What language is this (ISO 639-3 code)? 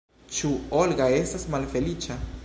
epo